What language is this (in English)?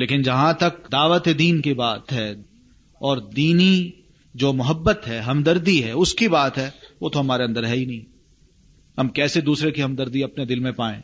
Urdu